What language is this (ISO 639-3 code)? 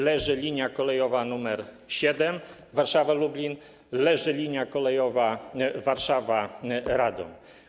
pol